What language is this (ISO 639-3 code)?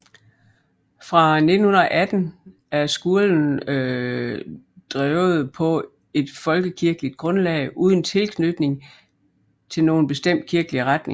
dan